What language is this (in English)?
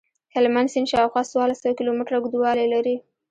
Pashto